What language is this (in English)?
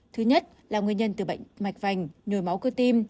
Vietnamese